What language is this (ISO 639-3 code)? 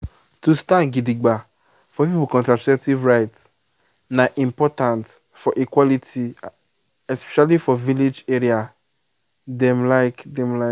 pcm